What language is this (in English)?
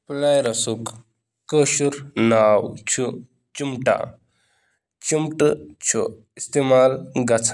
Kashmiri